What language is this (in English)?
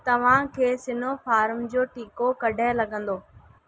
Sindhi